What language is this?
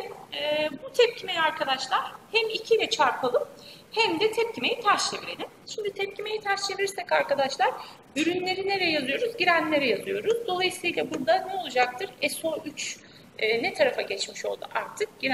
Turkish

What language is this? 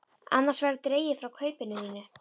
Icelandic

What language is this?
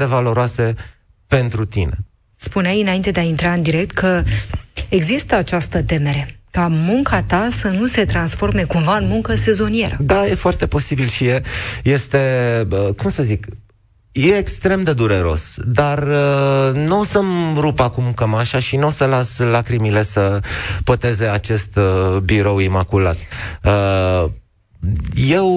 Romanian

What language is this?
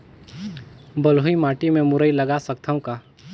Chhattisgarhi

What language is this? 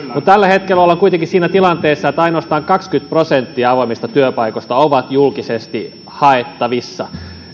Finnish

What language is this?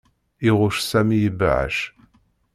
Kabyle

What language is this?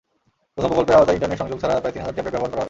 Bangla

